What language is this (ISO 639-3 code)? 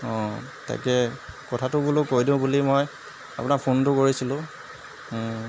asm